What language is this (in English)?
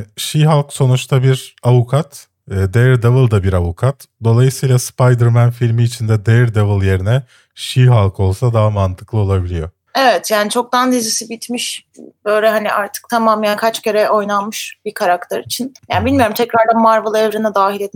Turkish